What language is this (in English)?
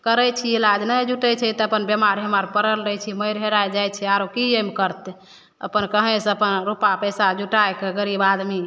Maithili